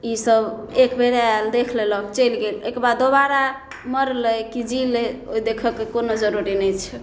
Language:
Maithili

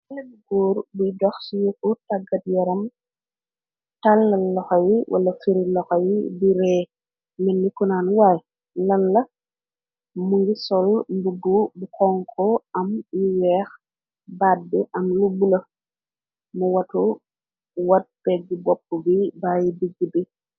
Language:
Wolof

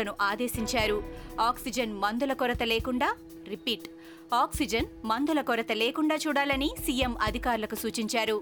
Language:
Telugu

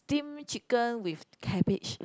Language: English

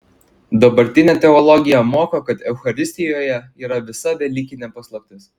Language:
Lithuanian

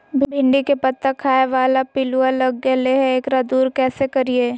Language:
Magahi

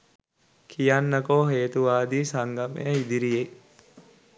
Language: Sinhala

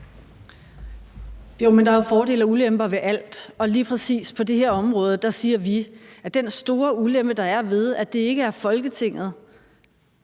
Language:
Danish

